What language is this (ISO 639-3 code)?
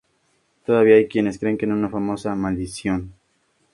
spa